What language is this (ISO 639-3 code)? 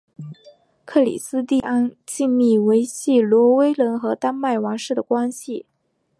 zho